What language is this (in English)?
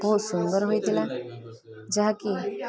Odia